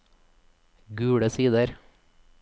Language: Norwegian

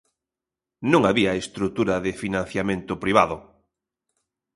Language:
Galician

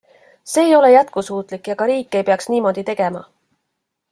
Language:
Estonian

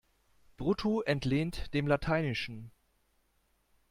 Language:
German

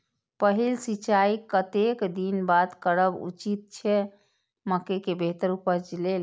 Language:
Maithili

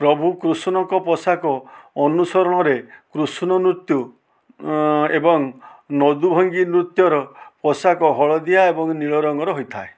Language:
Odia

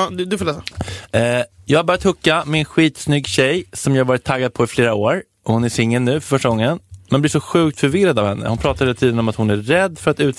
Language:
Swedish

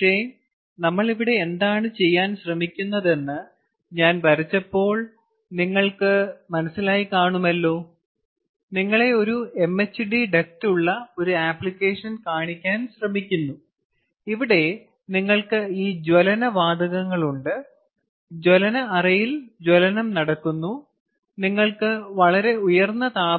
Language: Malayalam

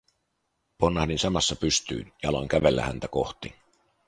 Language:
Finnish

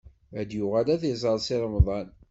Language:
Kabyle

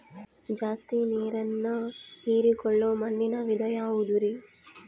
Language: Kannada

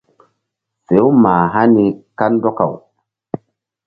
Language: Mbum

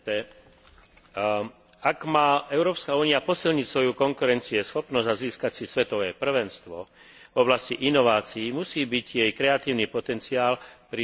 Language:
Slovak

